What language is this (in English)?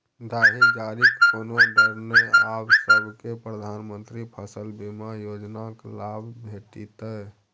Maithili